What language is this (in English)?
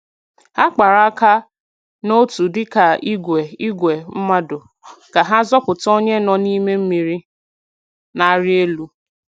Igbo